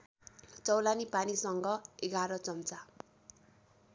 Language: Nepali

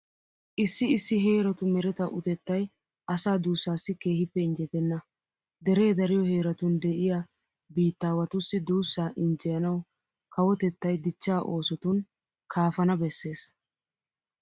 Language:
Wolaytta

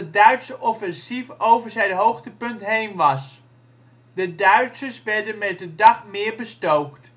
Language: Dutch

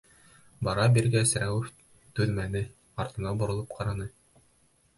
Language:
Bashkir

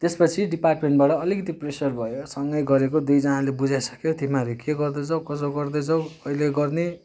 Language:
Nepali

